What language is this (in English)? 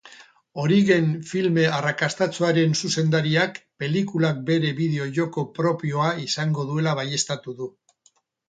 Basque